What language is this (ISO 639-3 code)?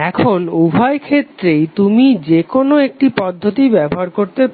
ben